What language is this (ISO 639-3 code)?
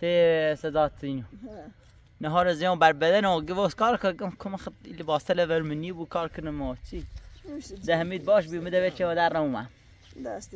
fas